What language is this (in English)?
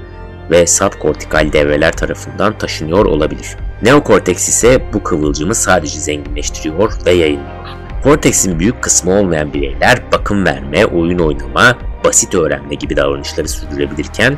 Turkish